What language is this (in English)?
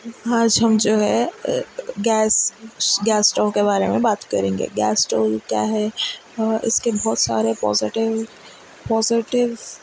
Urdu